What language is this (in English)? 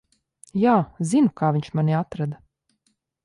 Latvian